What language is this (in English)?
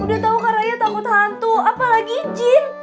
Indonesian